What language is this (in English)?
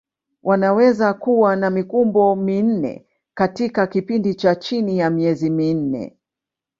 Swahili